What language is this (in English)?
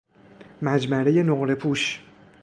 Persian